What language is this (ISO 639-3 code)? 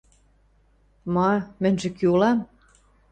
mrj